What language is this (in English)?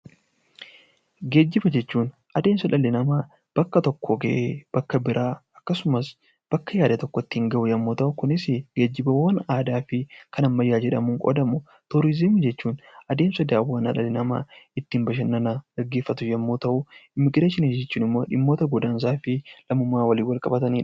Oromo